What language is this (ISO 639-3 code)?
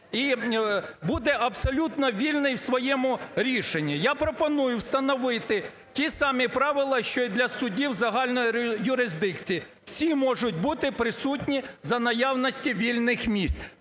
ukr